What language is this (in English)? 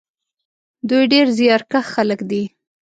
Pashto